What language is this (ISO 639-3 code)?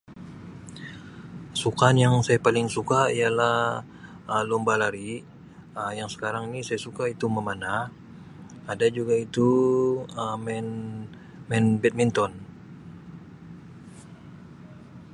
msi